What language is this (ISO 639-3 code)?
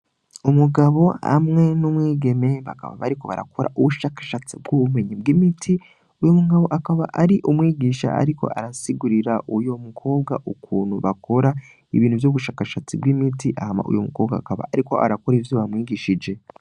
run